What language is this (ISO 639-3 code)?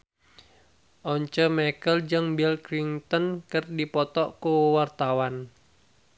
sun